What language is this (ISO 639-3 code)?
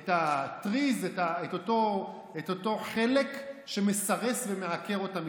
heb